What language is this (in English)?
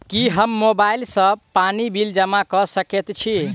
Maithili